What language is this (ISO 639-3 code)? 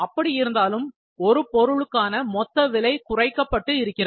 tam